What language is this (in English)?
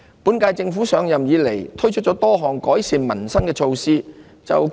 Cantonese